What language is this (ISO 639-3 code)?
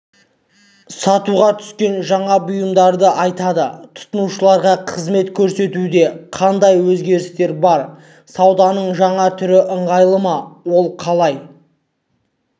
kaz